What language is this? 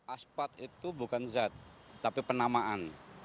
Indonesian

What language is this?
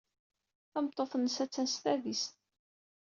Kabyle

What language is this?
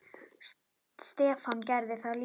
Icelandic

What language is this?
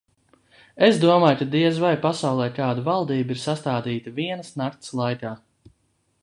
Latvian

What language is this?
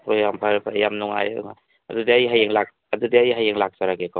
Manipuri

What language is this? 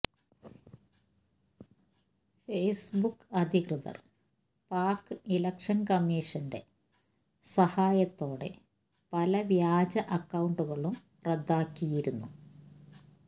Malayalam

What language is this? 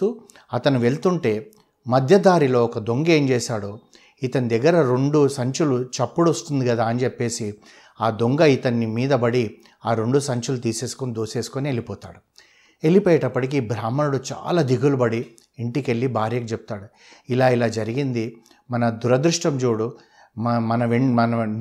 Telugu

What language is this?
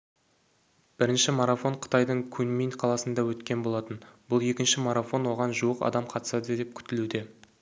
Kazakh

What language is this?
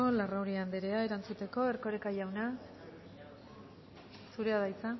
Basque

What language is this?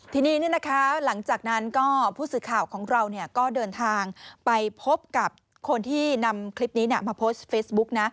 Thai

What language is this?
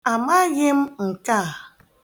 Igbo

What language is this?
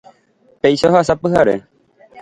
Guarani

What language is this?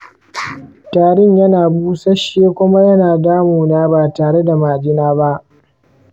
Hausa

